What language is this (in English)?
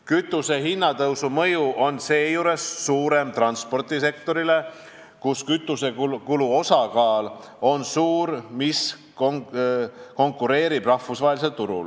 Estonian